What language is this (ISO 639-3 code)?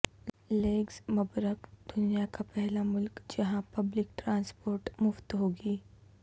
urd